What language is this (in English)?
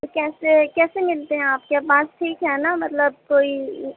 Urdu